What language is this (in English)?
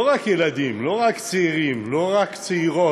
Hebrew